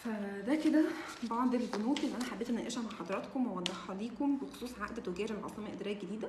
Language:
Arabic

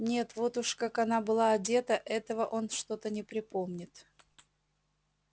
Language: Russian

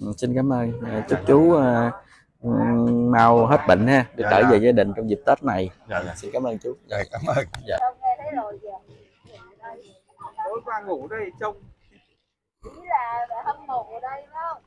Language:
Vietnamese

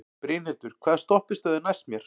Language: Icelandic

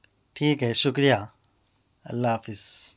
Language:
Urdu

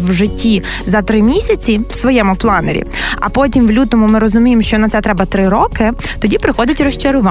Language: Ukrainian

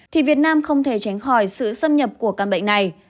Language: Vietnamese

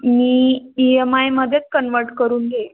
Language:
Marathi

